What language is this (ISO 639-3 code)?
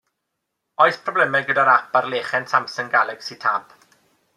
cym